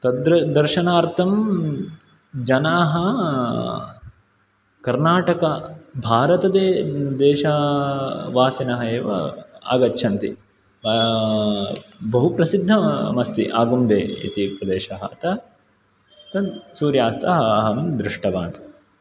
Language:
Sanskrit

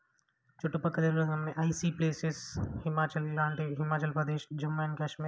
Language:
Telugu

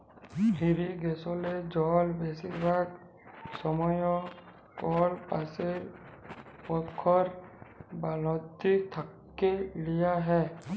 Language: Bangla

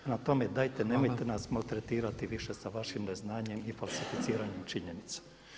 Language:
Croatian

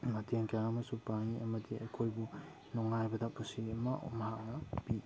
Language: Manipuri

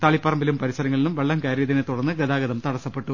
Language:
Malayalam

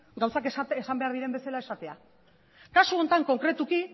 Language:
Basque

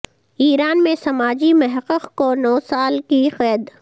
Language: Urdu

